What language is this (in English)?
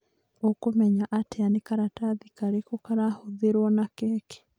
Kikuyu